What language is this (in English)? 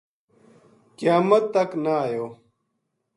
Gujari